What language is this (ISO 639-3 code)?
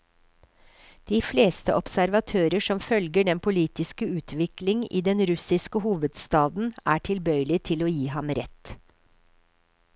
nor